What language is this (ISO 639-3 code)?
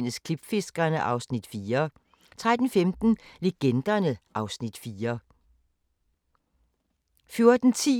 dan